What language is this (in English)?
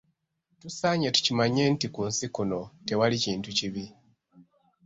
Ganda